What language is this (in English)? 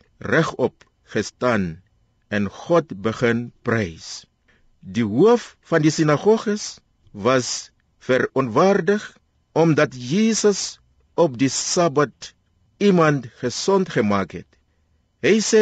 Dutch